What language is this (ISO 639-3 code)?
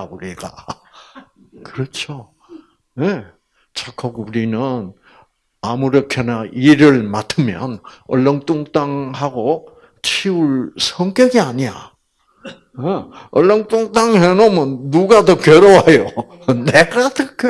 kor